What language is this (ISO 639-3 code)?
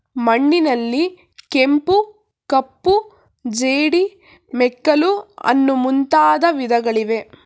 kan